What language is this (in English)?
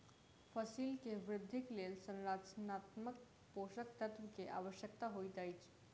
Maithili